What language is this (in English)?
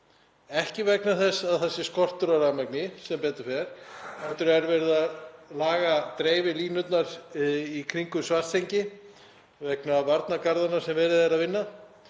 Icelandic